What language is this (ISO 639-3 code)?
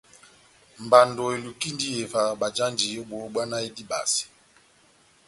bnm